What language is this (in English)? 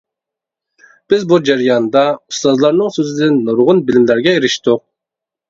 Uyghur